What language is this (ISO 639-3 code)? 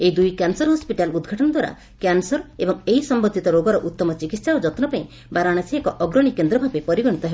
ori